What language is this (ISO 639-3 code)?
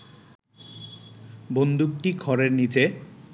ben